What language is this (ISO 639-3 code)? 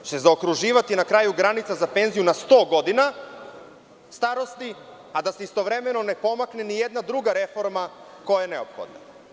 srp